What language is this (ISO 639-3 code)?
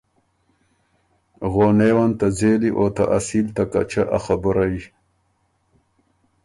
oru